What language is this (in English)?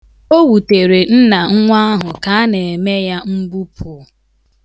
Igbo